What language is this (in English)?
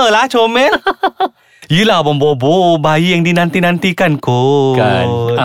Malay